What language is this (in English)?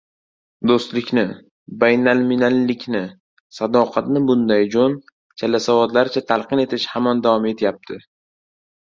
Uzbek